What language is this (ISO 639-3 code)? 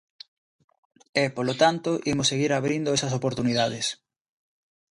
glg